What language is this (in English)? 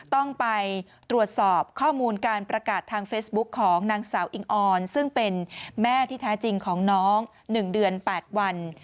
Thai